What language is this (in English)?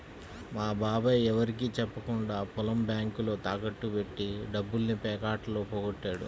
Telugu